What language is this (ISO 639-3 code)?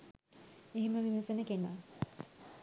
sin